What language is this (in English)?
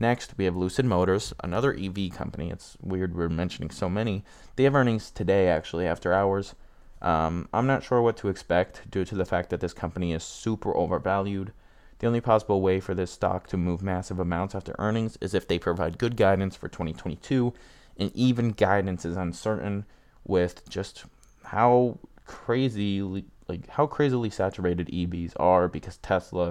English